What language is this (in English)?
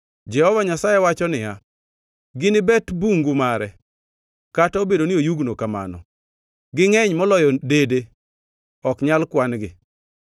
Luo (Kenya and Tanzania)